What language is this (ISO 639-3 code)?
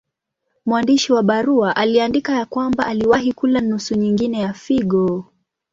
swa